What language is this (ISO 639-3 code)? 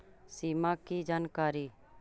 mag